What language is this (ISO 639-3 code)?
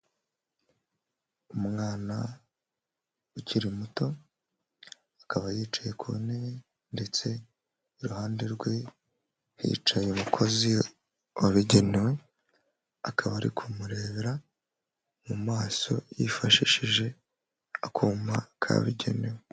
kin